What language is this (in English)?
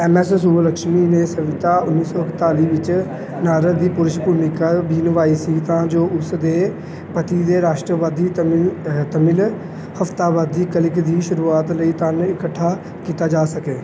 Punjabi